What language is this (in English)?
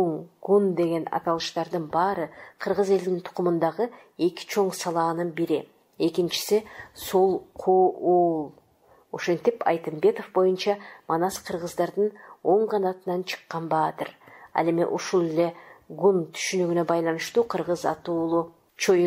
Turkish